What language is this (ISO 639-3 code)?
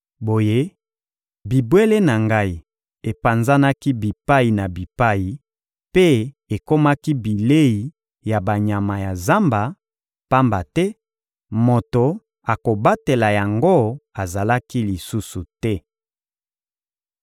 lin